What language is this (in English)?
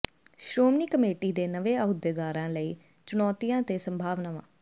Punjabi